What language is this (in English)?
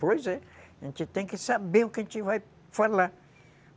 Portuguese